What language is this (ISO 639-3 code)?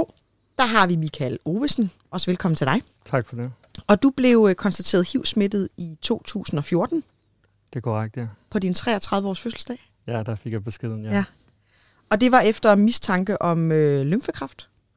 dan